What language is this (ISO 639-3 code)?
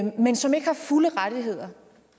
dan